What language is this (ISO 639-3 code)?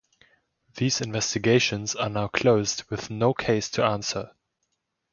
eng